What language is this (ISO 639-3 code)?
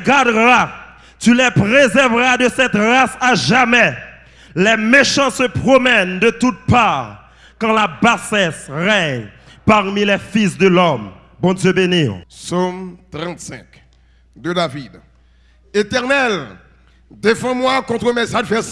fra